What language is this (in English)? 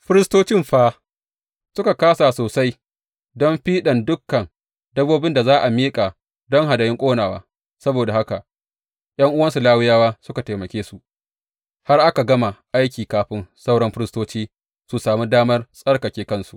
Hausa